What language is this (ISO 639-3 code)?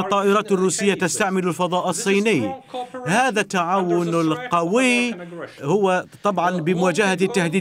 ara